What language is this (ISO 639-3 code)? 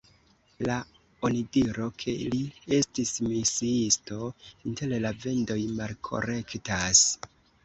epo